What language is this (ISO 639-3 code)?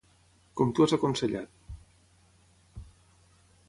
cat